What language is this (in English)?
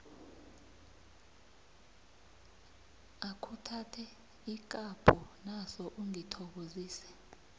South Ndebele